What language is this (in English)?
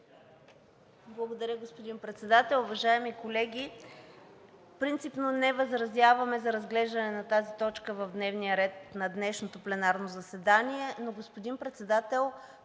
Bulgarian